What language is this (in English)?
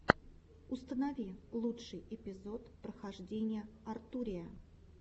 Russian